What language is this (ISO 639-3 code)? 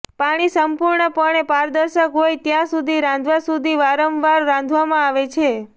guj